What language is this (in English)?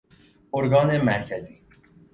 Persian